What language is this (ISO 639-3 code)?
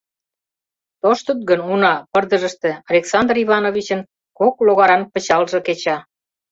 chm